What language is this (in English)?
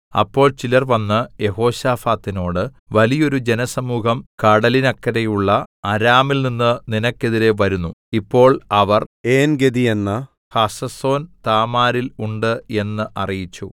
Malayalam